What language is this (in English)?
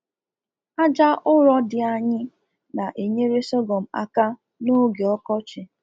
Igbo